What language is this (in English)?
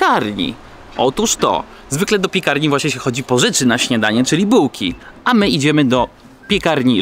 Polish